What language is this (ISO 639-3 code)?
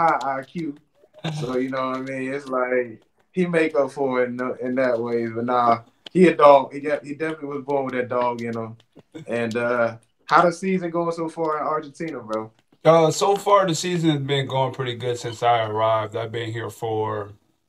eng